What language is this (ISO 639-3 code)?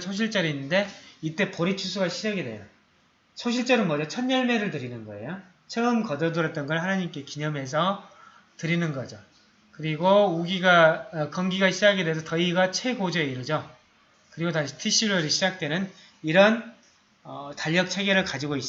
kor